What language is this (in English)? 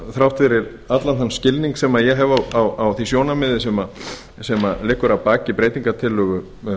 Icelandic